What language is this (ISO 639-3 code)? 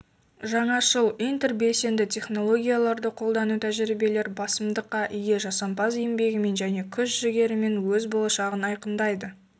kaz